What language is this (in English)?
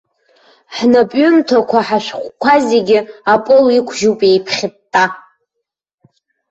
Abkhazian